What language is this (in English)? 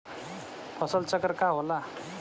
Bhojpuri